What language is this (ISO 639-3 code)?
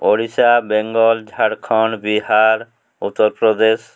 ori